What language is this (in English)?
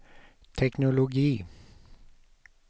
Swedish